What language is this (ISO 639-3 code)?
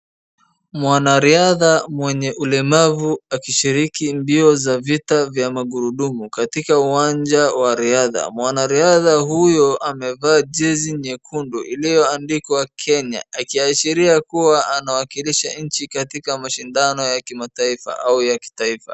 swa